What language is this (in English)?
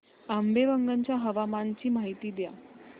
Marathi